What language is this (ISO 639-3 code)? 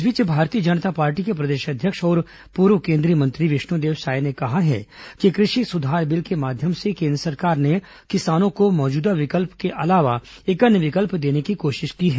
hin